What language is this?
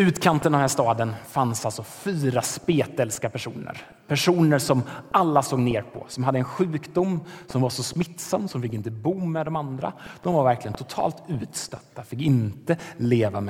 Swedish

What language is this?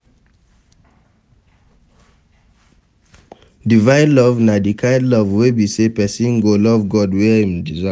Nigerian Pidgin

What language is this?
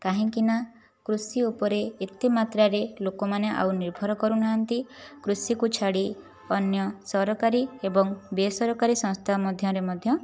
Odia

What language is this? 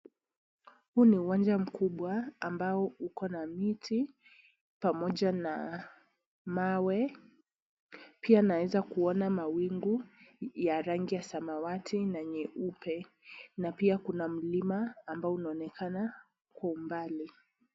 Swahili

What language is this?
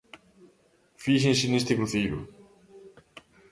Galician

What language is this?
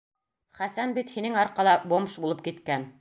Bashkir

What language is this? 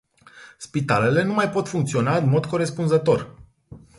Romanian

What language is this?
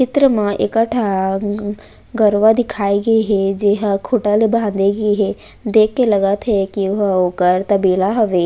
Chhattisgarhi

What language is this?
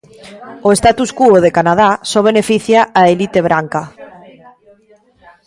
Galician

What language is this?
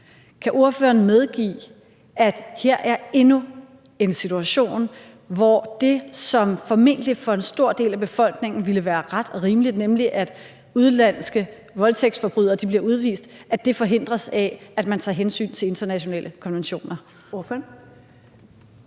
Danish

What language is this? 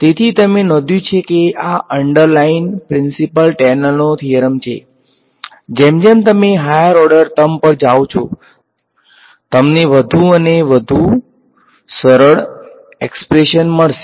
Gujarati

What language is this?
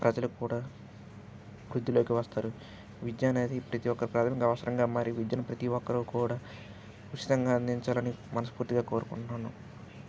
Telugu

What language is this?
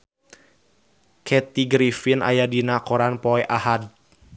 Sundanese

